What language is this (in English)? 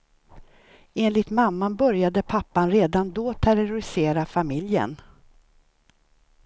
Swedish